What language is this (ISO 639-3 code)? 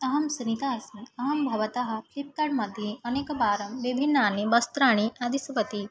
san